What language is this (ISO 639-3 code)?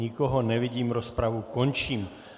ces